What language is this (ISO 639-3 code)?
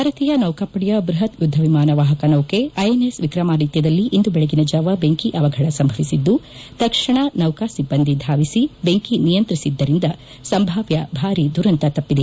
kan